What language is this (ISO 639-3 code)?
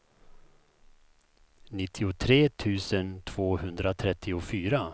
swe